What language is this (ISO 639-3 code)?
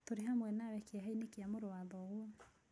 kik